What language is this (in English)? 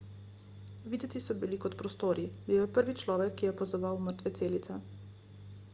Slovenian